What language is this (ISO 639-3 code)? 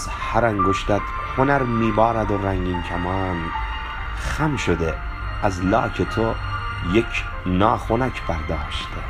fas